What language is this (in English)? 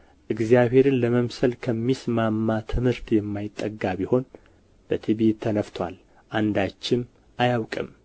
Amharic